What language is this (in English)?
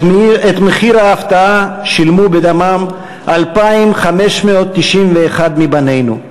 Hebrew